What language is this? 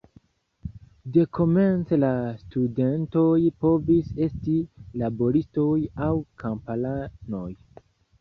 Esperanto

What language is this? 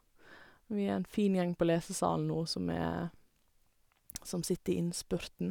Norwegian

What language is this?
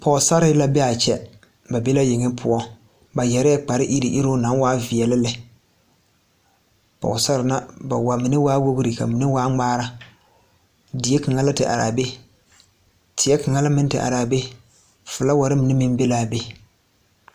Southern Dagaare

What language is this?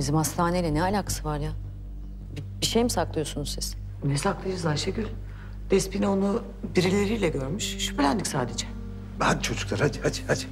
Turkish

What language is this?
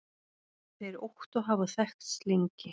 Icelandic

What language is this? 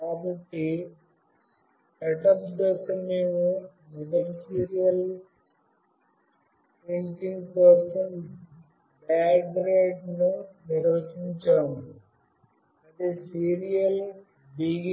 Telugu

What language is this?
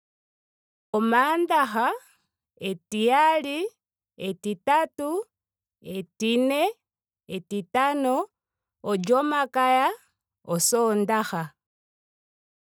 Ndonga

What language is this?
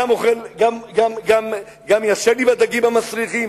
Hebrew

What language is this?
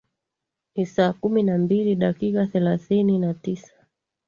Swahili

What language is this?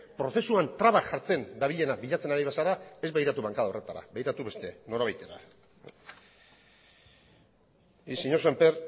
Basque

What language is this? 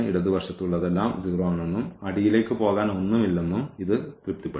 Malayalam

